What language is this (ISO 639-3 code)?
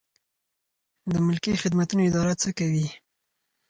pus